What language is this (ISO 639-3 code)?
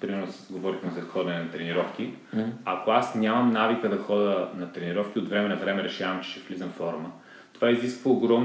bul